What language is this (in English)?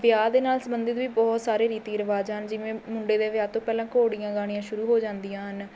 Punjabi